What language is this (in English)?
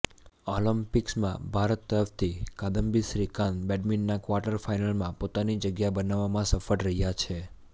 Gujarati